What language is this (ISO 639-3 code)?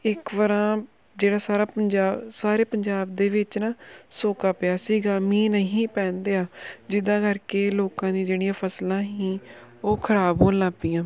pan